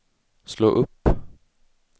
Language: Swedish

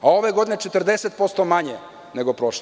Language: Serbian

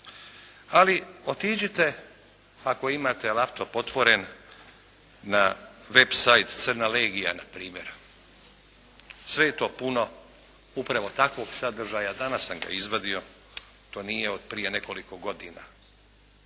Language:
Croatian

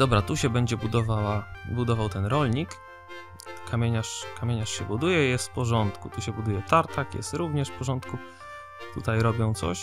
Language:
Polish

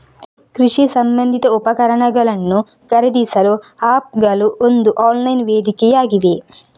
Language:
Kannada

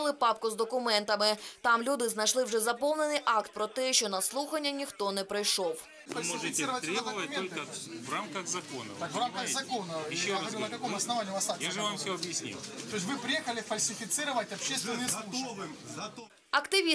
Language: Ukrainian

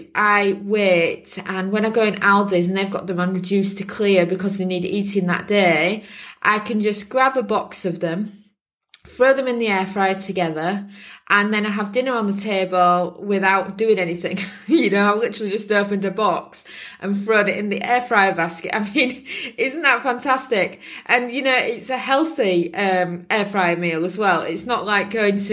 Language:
English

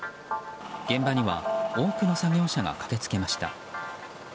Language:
Japanese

